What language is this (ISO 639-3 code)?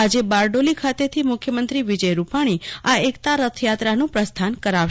guj